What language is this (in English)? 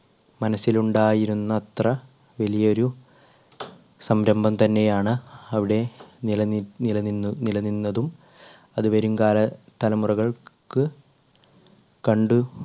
Malayalam